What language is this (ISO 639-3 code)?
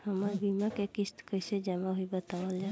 bho